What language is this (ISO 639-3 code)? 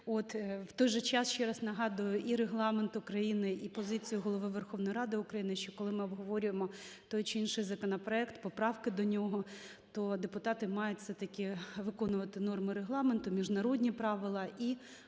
ukr